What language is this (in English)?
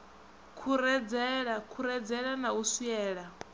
Venda